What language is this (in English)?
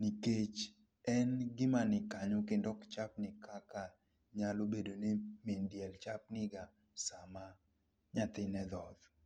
Luo (Kenya and Tanzania)